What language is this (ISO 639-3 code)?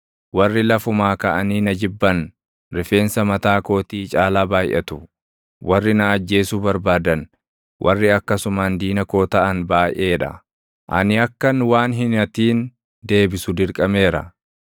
orm